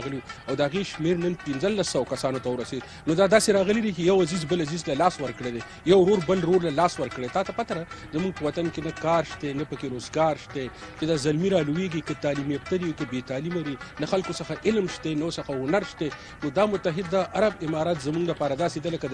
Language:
Portuguese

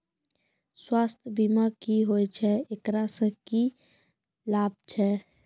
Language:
Maithili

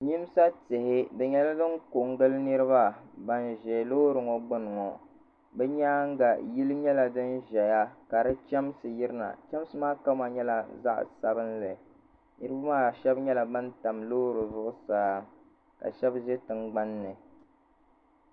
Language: Dagbani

